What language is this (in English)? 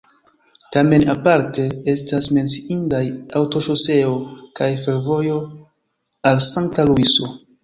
Esperanto